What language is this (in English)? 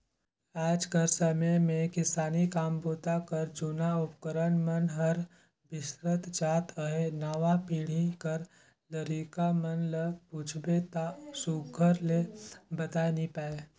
Chhattisgarhi